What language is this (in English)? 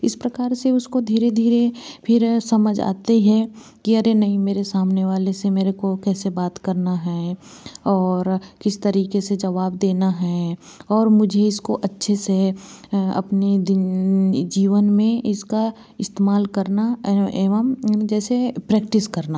Hindi